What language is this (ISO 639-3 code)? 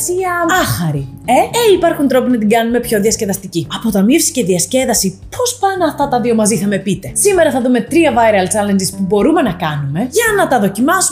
ell